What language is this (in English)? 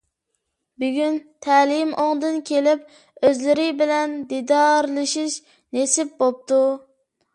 Uyghur